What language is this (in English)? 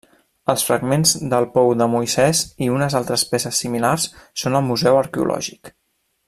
Catalan